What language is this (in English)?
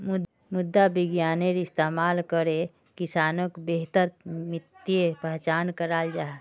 Magahi